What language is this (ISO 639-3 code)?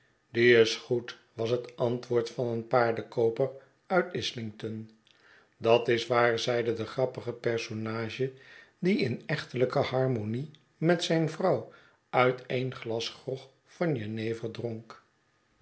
nld